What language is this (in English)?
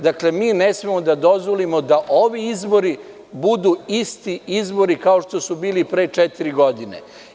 Serbian